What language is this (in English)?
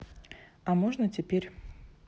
Russian